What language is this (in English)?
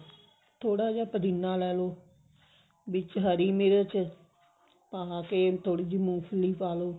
Punjabi